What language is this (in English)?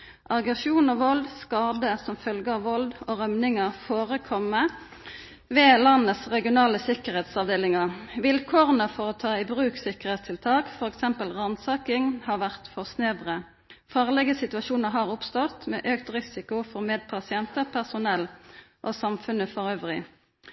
Norwegian Nynorsk